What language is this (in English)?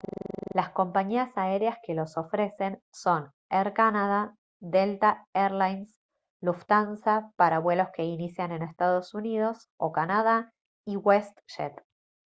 Spanish